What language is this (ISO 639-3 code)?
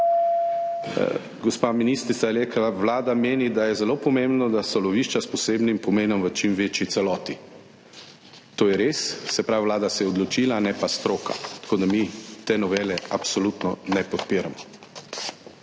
slv